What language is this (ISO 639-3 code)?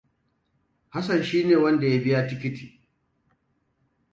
hau